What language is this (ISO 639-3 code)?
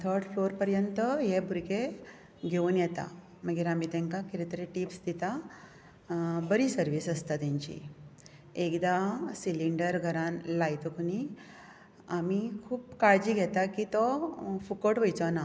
kok